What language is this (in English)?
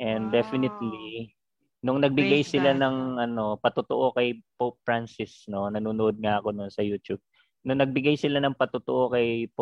Filipino